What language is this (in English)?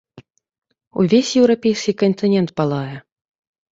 Belarusian